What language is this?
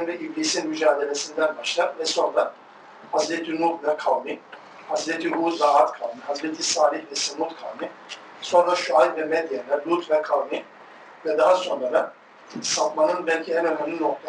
Turkish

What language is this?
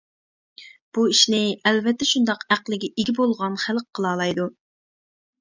Uyghur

